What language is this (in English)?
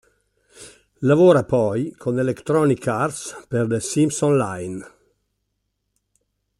Italian